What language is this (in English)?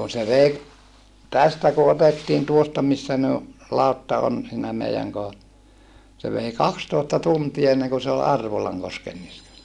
Finnish